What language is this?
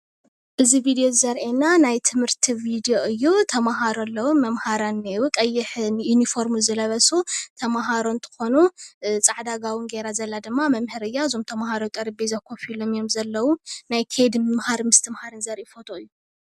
Tigrinya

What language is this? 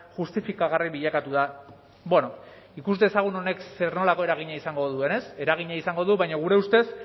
Basque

